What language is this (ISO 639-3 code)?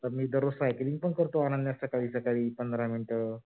mar